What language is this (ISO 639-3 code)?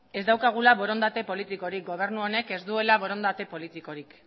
eus